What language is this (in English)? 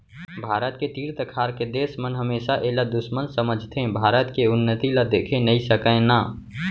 Chhattisgarhi